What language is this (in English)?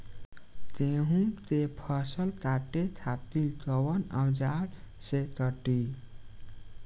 Bhojpuri